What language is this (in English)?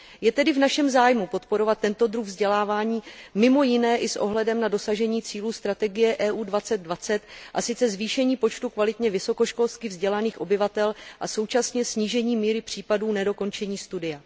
Czech